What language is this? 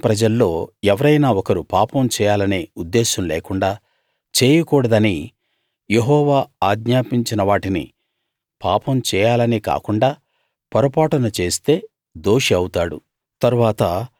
Telugu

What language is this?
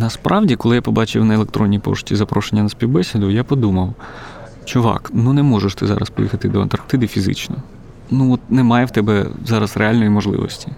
Ukrainian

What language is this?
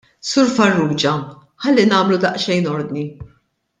Maltese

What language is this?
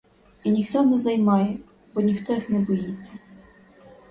Ukrainian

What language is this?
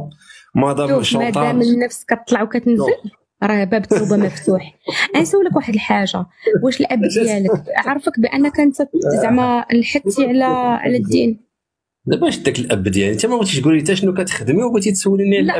Arabic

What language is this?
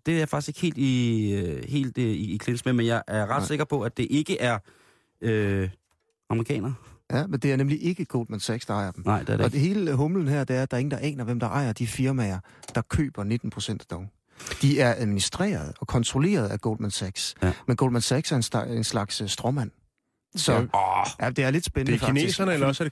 Danish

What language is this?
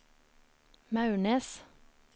Norwegian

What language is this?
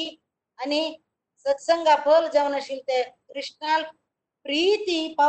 Kannada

